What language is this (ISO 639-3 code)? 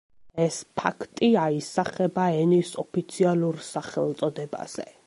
kat